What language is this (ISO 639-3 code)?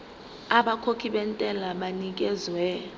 zul